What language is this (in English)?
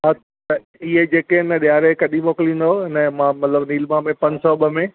Sindhi